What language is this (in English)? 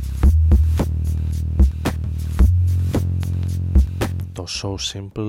Greek